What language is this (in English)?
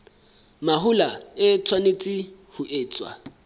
Southern Sotho